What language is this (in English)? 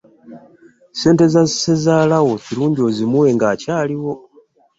Ganda